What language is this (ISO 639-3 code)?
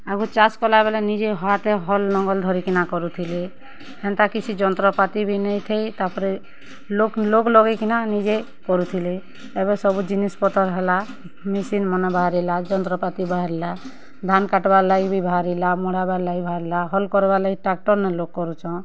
ori